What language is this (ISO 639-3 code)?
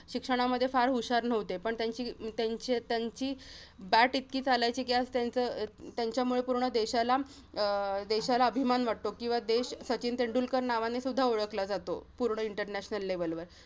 mar